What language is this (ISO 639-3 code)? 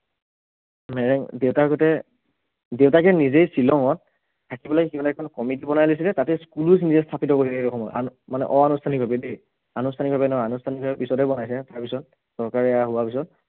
asm